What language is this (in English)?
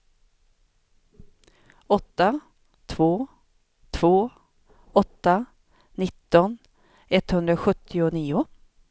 Swedish